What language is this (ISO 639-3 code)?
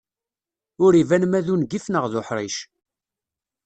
kab